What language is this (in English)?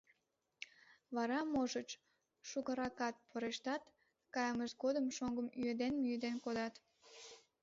Mari